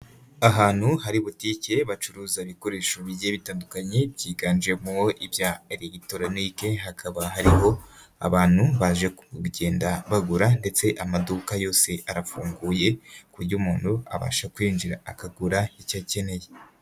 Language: Kinyarwanda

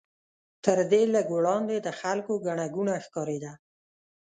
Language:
Pashto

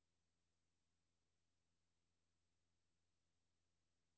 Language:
Danish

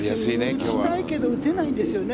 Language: Japanese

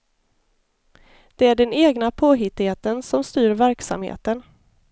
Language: Swedish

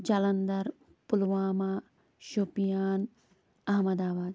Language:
Kashmiri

